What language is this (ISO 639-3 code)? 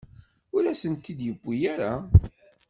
kab